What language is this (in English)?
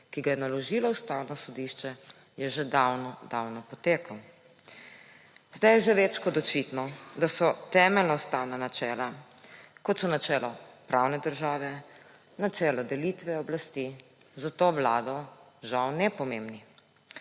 Slovenian